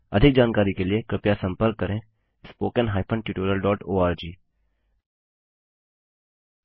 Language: Hindi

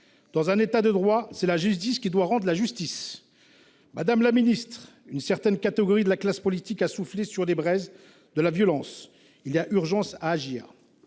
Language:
French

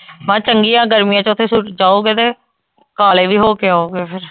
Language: Punjabi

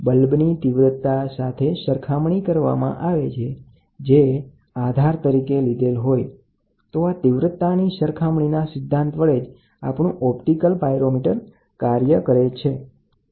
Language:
Gujarati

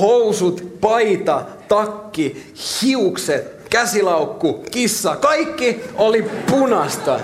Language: Finnish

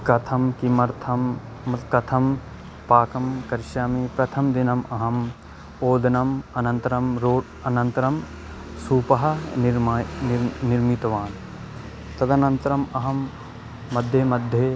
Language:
Sanskrit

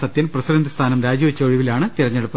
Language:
Malayalam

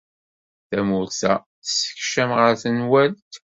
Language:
Kabyle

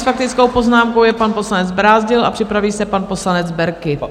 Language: Czech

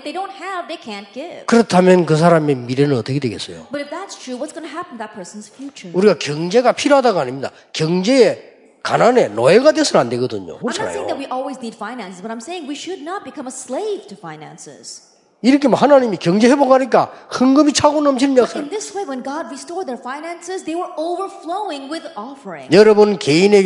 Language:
Korean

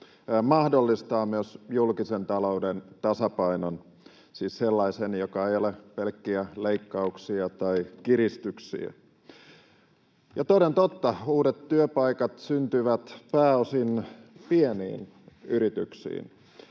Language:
Finnish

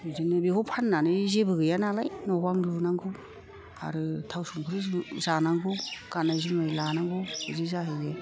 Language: Bodo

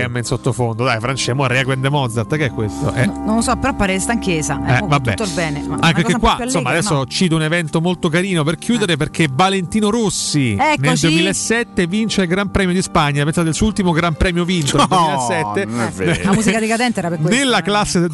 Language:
Italian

